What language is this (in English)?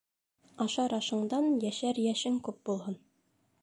Bashkir